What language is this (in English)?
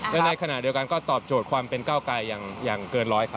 Thai